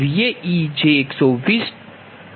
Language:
Gujarati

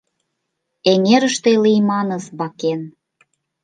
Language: Mari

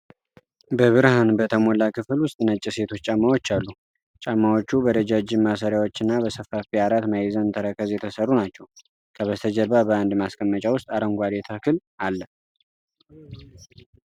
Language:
Amharic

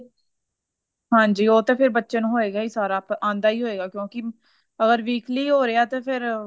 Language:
Punjabi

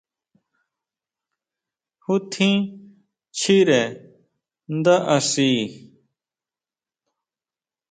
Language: Huautla Mazatec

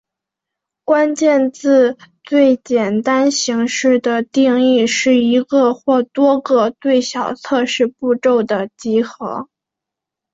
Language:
Chinese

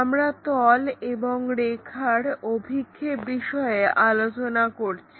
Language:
Bangla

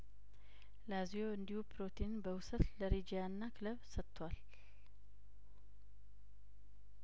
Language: Amharic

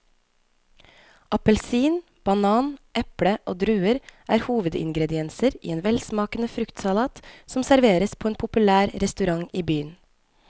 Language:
Norwegian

